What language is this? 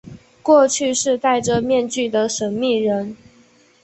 Chinese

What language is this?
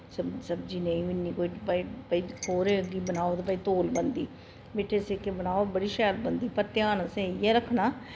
Dogri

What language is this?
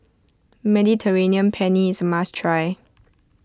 English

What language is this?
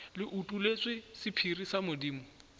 Northern Sotho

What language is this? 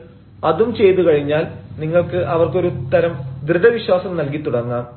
Malayalam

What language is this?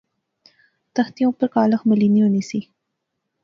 Pahari-Potwari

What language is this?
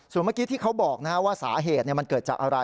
Thai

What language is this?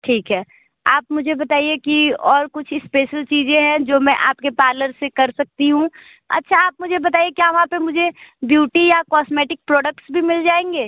Hindi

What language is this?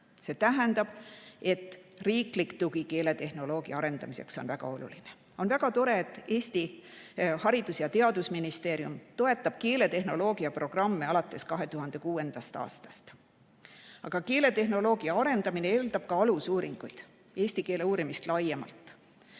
Estonian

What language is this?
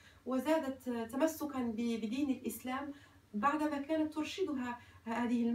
Arabic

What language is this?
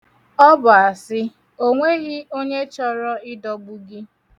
Igbo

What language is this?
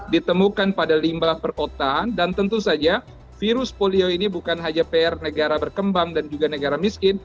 Indonesian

